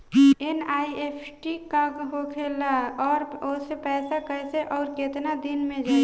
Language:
Bhojpuri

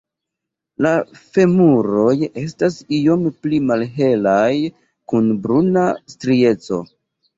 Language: Esperanto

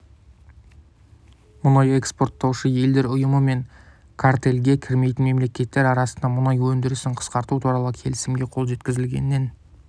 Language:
Kazakh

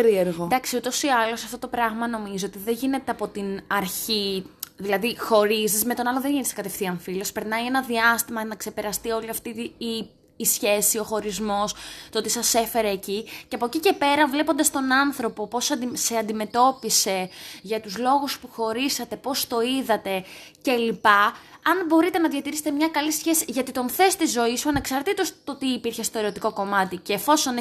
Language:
Greek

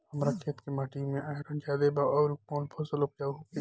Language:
Bhojpuri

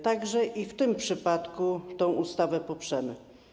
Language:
Polish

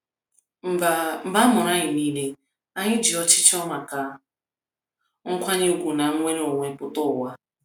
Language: Igbo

